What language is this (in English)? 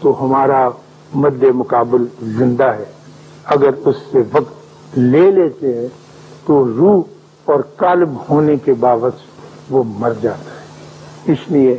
Urdu